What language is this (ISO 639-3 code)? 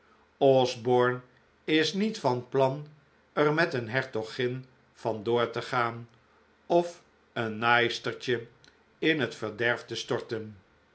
nld